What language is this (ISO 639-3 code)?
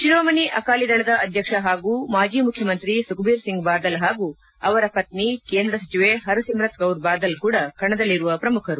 kan